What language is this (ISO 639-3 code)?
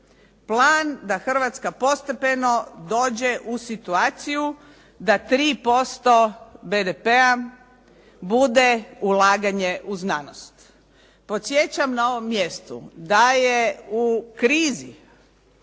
hrv